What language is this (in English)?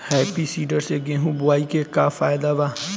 Bhojpuri